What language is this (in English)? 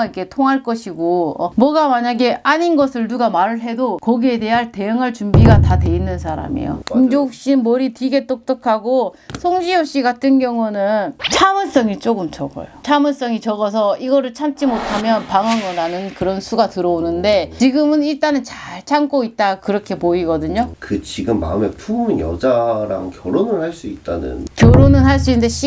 Korean